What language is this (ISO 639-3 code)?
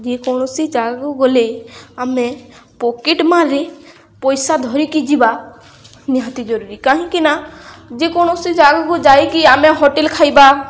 ori